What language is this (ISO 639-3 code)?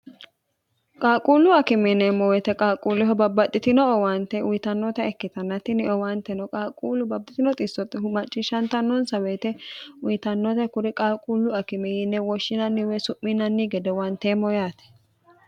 sid